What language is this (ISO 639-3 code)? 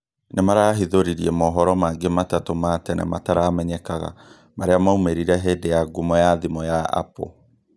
kik